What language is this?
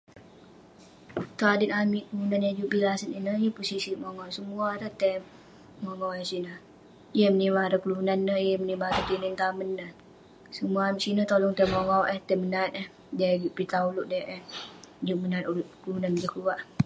Western Penan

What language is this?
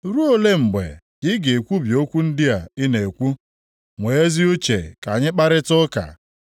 Igbo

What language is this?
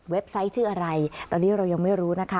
Thai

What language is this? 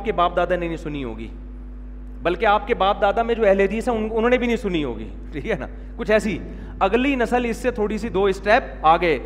Urdu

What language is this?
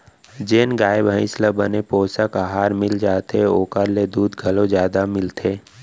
Chhattisgarhi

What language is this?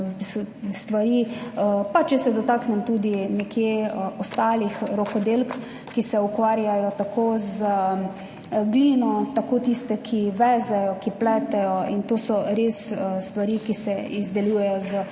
Slovenian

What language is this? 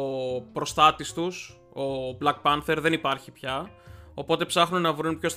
Greek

